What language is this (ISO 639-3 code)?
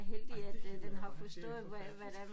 dan